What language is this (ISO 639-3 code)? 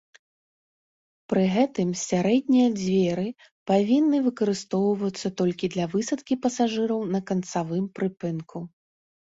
bel